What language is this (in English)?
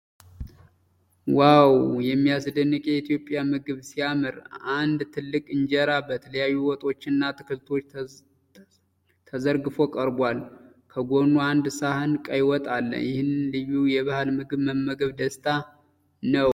Amharic